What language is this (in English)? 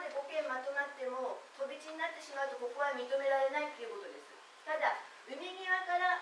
Japanese